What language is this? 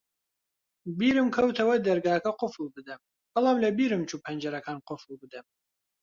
Central Kurdish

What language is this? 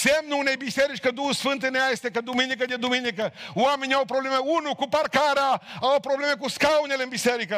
Romanian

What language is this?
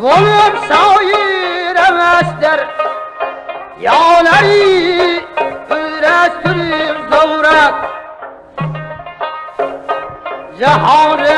Uzbek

